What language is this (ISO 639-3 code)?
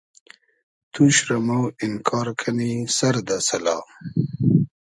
haz